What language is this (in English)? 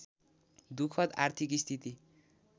Nepali